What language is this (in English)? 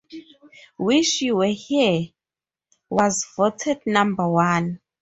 English